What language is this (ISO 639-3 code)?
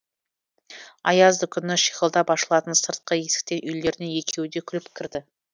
kaz